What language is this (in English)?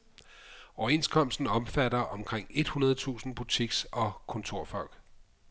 Danish